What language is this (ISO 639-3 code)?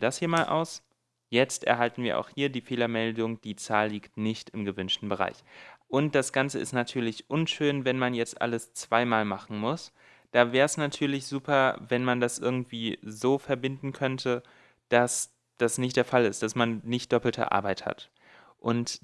deu